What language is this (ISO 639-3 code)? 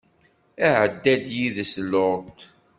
kab